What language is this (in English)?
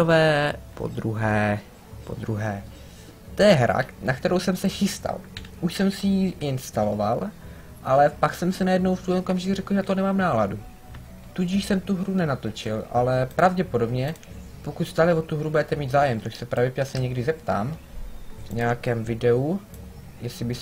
Czech